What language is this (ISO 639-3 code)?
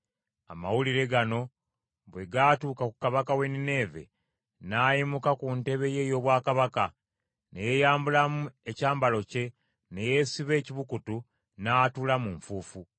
lug